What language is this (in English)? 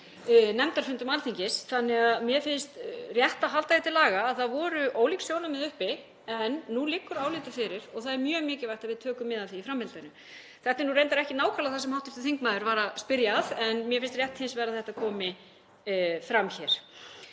Icelandic